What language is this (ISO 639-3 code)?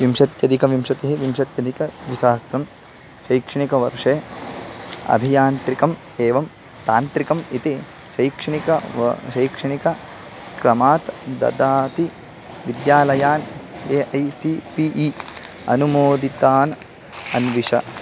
san